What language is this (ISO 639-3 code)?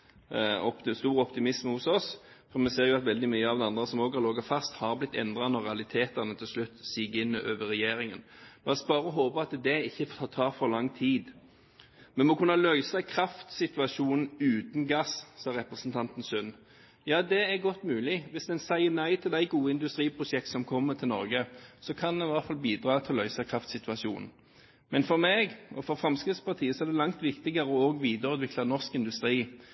nob